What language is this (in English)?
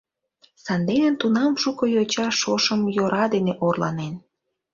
Mari